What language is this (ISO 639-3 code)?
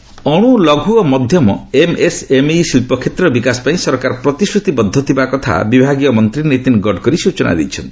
ori